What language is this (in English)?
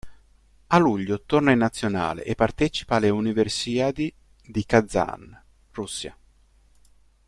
Italian